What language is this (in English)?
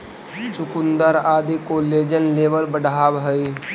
Magahi